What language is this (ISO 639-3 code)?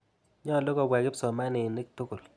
kln